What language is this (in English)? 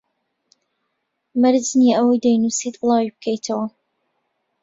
Central Kurdish